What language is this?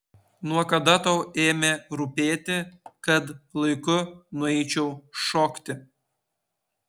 Lithuanian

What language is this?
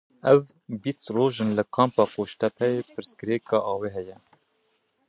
Kurdish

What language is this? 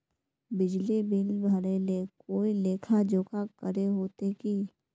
Magahi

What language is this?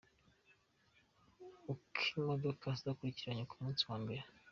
Kinyarwanda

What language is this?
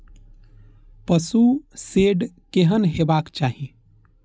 Maithili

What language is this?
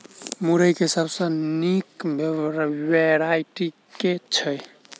Maithili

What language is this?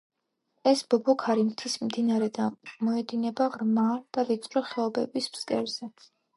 Georgian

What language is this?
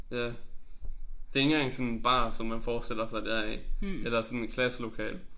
Danish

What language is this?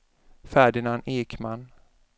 Swedish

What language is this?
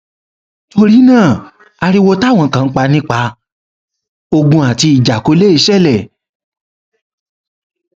Yoruba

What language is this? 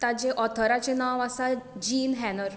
Konkani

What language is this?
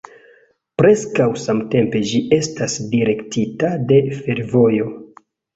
Esperanto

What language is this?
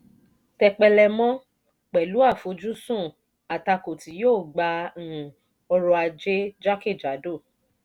Yoruba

